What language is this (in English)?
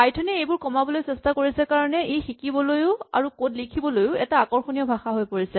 Assamese